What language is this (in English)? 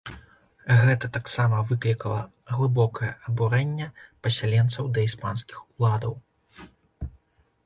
Belarusian